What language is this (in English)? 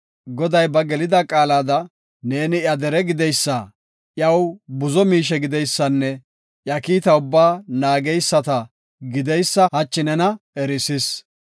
Gofa